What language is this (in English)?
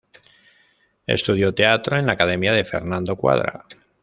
Spanish